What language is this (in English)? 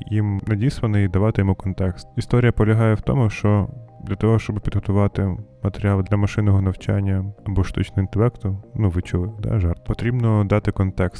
Ukrainian